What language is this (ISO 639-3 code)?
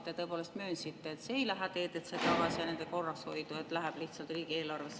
est